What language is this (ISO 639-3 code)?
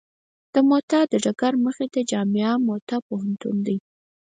pus